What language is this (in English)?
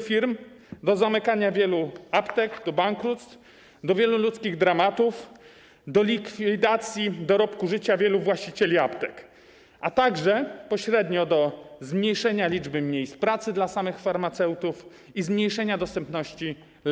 Polish